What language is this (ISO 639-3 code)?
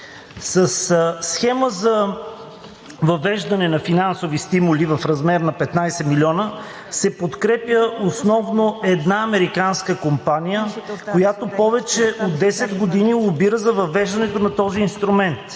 bul